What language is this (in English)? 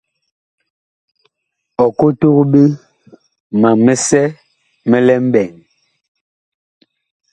Bakoko